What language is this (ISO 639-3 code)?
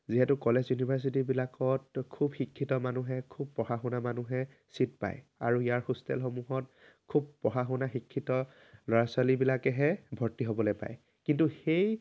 asm